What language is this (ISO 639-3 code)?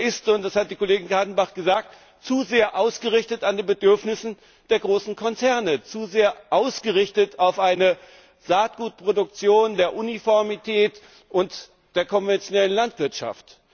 deu